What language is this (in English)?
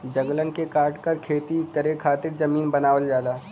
Bhojpuri